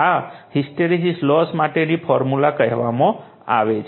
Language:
Gujarati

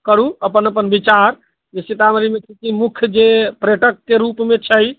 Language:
Maithili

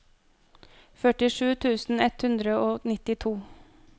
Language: Norwegian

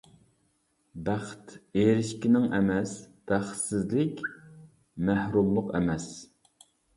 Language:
Uyghur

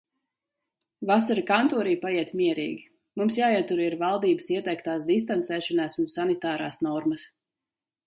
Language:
Latvian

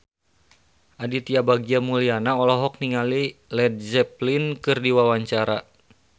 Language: Sundanese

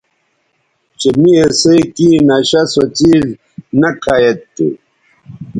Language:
Bateri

